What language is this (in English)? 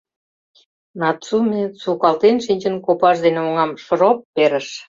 Mari